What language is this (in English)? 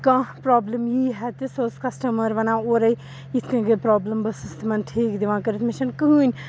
Kashmiri